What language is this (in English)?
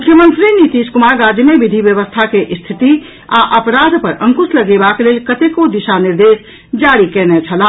Maithili